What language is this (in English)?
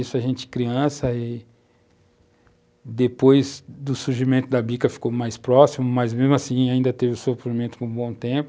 Portuguese